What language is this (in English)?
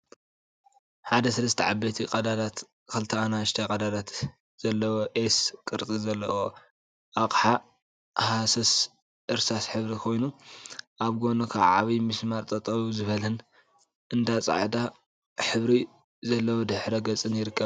Tigrinya